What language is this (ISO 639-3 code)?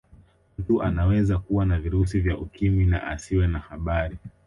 swa